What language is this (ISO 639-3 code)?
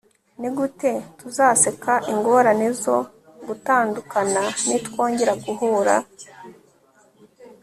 kin